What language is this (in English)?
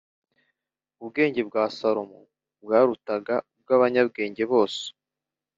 Kinyarwanda